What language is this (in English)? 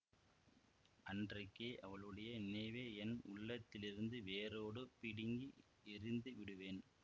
Tamil